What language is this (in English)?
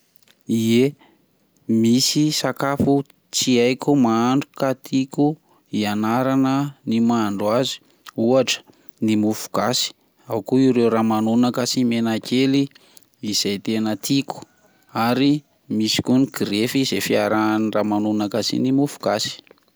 Malagasy